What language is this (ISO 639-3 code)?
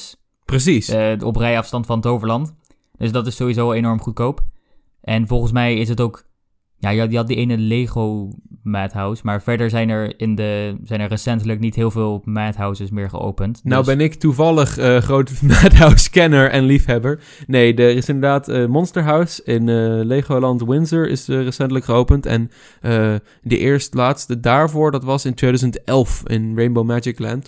nld